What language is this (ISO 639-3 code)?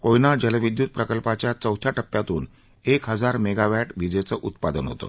mar